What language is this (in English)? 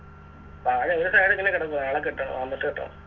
Malayalam